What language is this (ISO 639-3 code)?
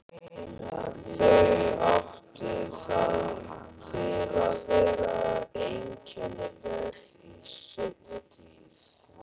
isl